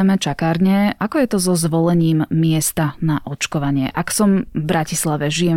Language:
Slovak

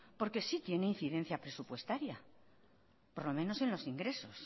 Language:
Spanish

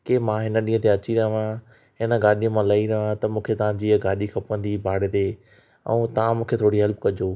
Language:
Sindhi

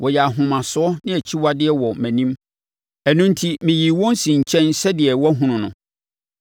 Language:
Akan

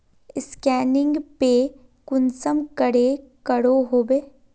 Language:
Magahi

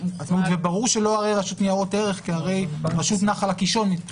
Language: Hebrew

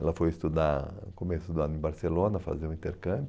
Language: Portuguese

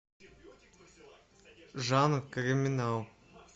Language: Russian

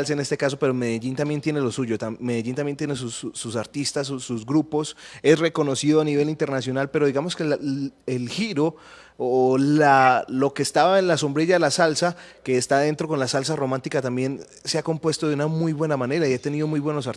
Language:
Spanish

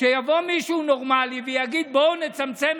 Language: Hebrew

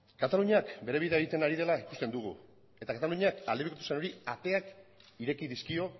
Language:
Basque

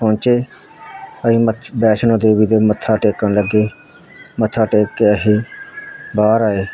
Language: Punjabi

